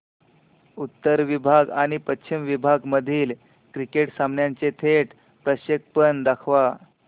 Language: Marathi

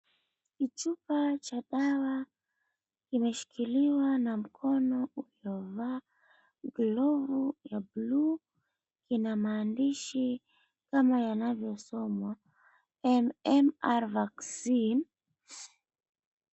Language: Swahili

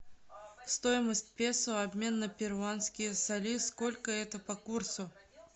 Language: Russian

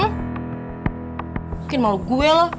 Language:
Indonesian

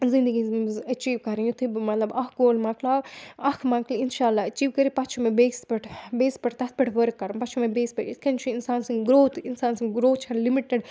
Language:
Kashmiri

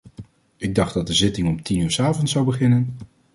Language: Dutch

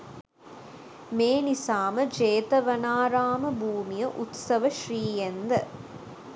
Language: Sinhala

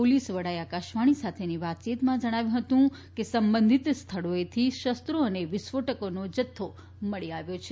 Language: Gujarati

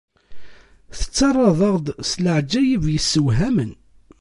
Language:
Kabyle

